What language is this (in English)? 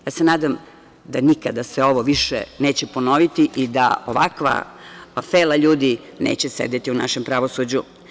Serbian